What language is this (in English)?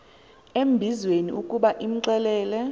Xhosa